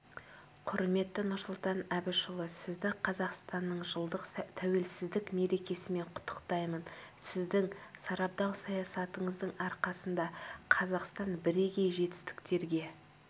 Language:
Kazakh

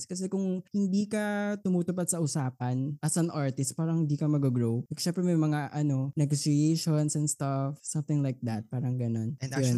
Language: Filipino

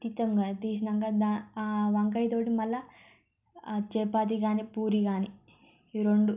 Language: Telugu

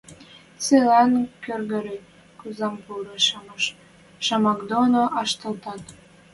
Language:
Western Mari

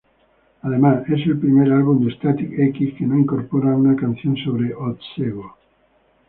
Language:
Spanish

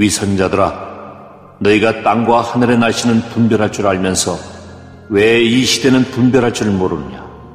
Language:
Korean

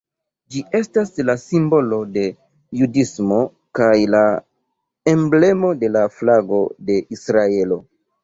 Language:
Esperanto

